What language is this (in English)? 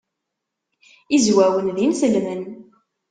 Kabyle